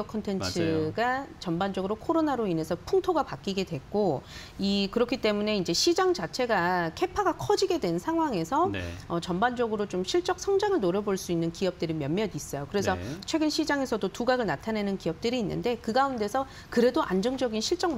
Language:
Korean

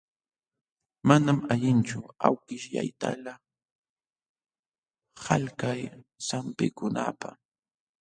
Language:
Jauja Wanca Quechua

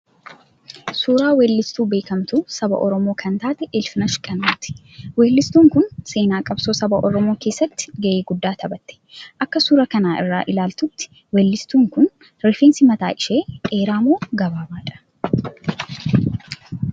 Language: Oromo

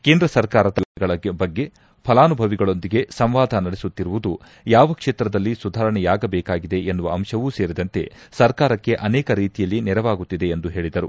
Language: Kannada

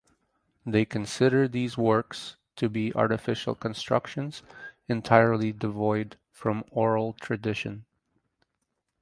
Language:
English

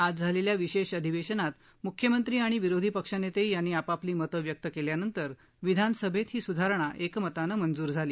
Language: Marathi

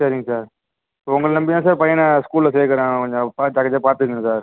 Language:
Tamil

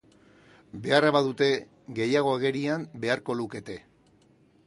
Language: Basque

